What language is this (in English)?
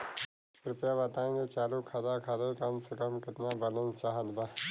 Bhojpuri